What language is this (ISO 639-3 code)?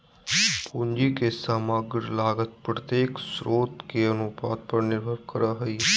mag